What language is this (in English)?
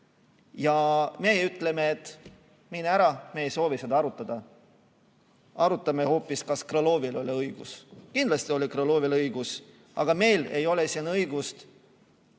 Estonian